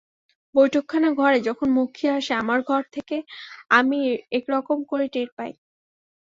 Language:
Bangla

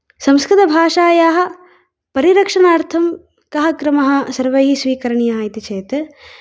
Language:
Sanskrit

